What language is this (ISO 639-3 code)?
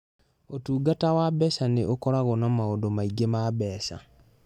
kik